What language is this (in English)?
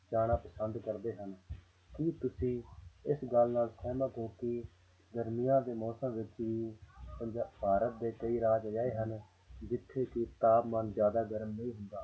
Punjabi